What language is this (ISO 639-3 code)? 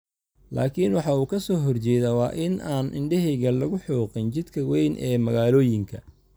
som